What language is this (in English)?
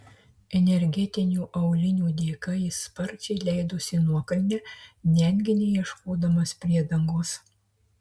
Lithuanian